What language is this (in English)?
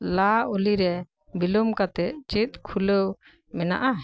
Santali